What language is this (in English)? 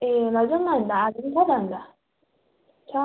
Nepali